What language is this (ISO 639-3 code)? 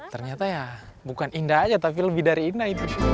ind